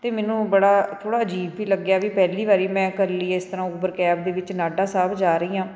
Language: Punjabi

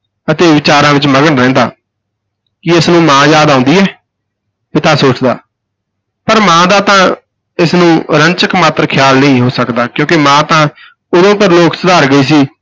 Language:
Punjabi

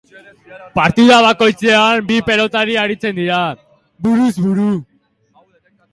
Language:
Basque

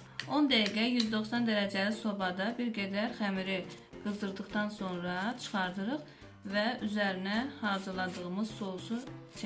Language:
Turkish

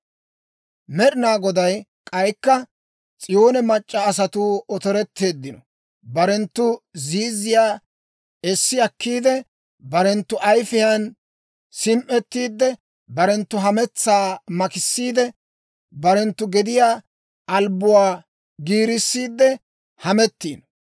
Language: Dawro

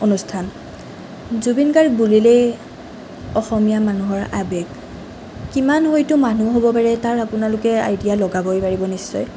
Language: Assamese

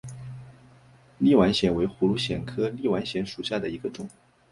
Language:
Chinese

